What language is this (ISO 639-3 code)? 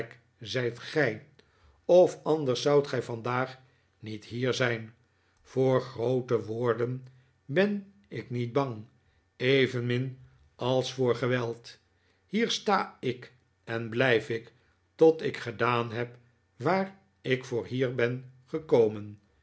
nld